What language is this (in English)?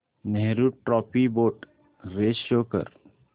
Marathi